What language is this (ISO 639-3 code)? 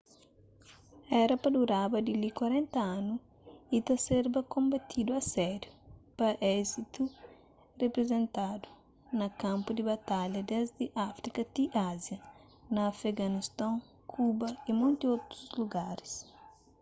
kea